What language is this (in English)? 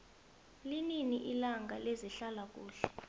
South Ndebele